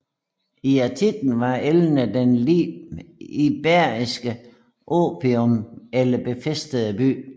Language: Danish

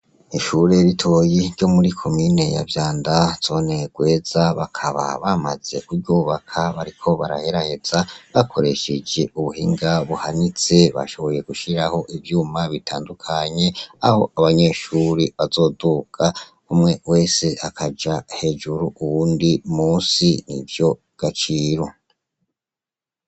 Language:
Rundi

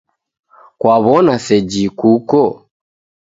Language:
Taita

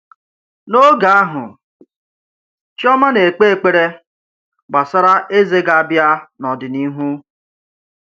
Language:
Igbo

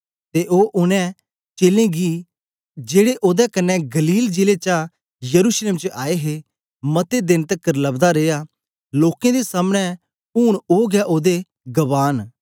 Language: Dogri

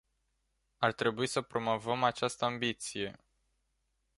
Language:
Romanian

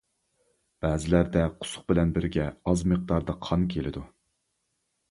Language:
Uyghur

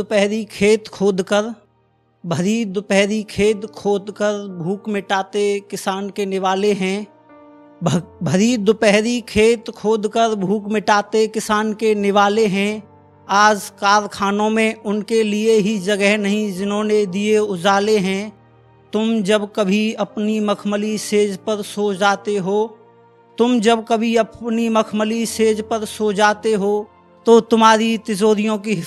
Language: Hindi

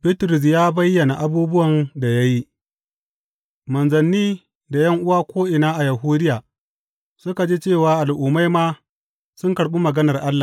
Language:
Hausa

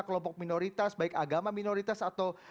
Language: Indonesian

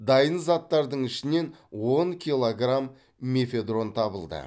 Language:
Kazakh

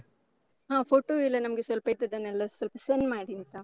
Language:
Kannada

